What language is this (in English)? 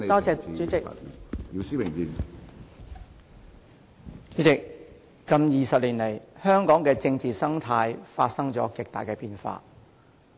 Cantonese